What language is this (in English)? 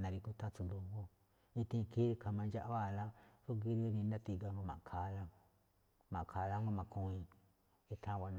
Malinaltepec Me'phaa